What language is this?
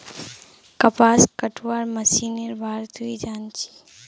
Magahi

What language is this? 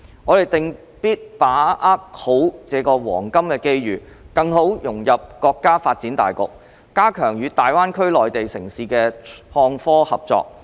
Cantonese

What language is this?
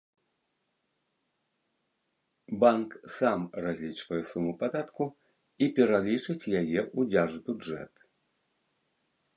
Belarusian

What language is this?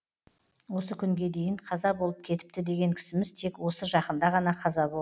Kazakh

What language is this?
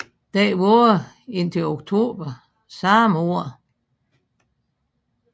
Danish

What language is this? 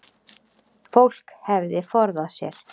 Icelandic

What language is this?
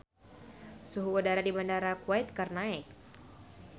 Sundanese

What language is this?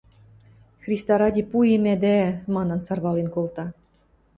Western Mari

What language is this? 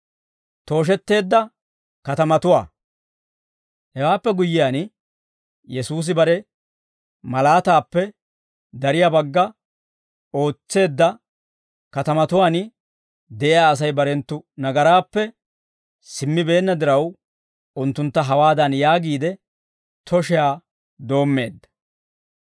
Dawro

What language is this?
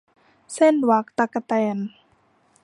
Thai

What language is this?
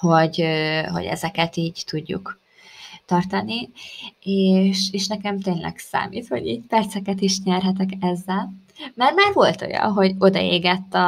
Hungarian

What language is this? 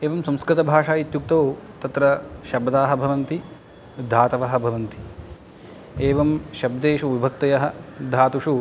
Sanskrit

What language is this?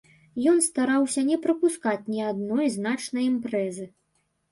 Belarusian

